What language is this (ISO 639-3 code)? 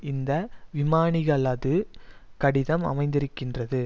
tam